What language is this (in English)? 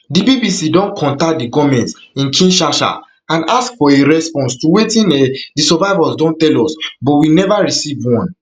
Nigerian Pidgin